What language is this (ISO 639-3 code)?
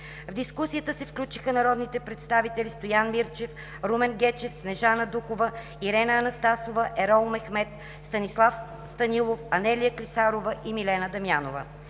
bul